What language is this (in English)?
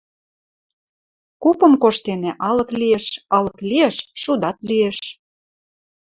Western Mari